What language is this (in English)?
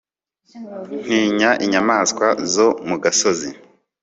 Kinyarwanda